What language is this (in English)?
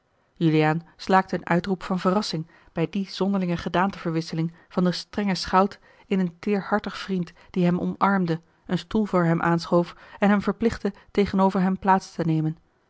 Dutch